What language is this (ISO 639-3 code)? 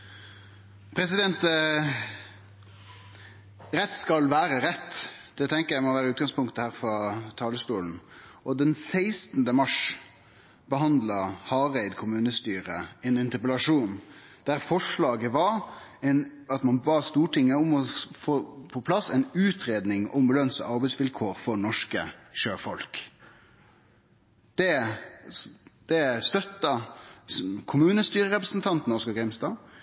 nno